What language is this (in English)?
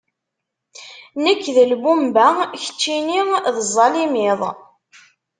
Kabyle